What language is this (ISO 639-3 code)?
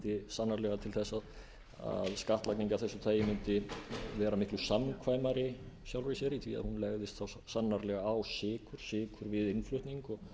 isl